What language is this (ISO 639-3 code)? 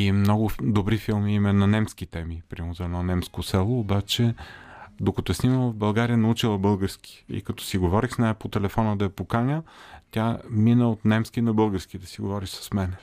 bul